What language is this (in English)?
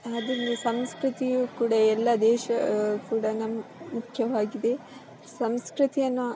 Kannada